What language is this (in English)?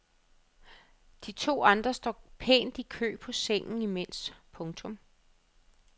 Danish